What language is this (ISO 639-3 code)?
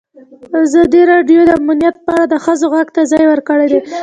pus